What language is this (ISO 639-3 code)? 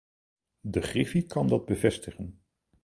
nld